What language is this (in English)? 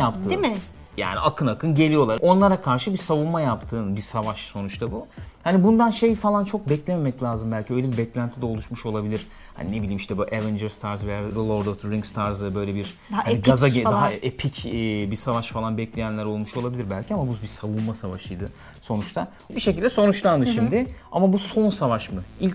Turkish